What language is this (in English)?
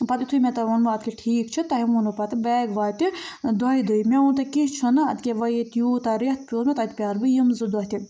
Kashmiri